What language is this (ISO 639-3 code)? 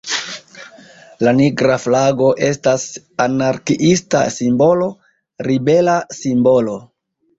epo